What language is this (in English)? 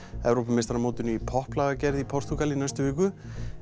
Icelandic